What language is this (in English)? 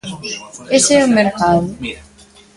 Galician